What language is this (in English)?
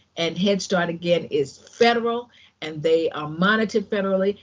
English